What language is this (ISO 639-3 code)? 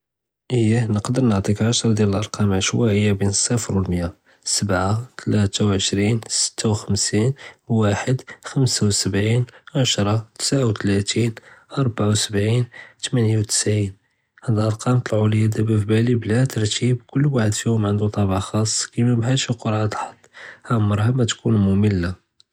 jrb